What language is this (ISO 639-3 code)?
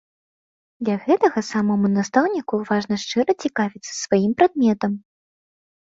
bel